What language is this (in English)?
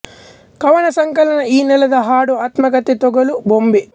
Kannada